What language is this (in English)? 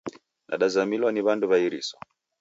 Taita